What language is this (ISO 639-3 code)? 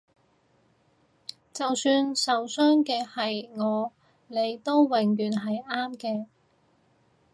yue